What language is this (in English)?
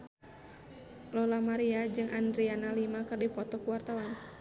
Sundanese